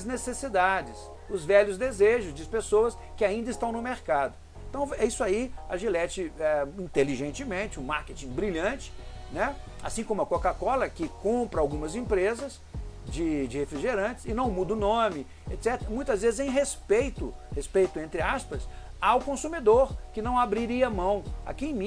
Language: Portuguese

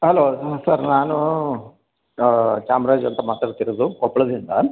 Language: Kannada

